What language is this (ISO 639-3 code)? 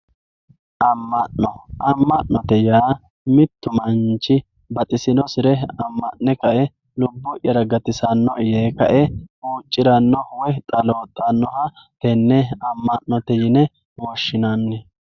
sid